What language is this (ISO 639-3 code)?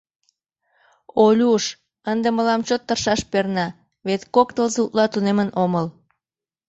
chm